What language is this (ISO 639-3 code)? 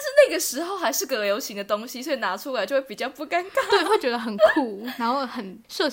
zho